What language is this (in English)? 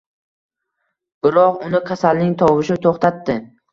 Uzbek